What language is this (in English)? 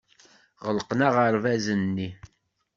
Kabyle